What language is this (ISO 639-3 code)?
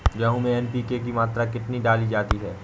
hin